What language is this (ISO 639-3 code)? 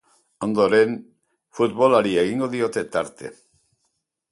eus